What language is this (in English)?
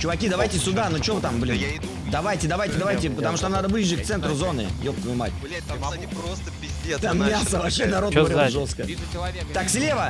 Russian